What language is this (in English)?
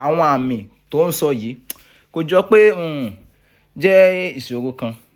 Yoruba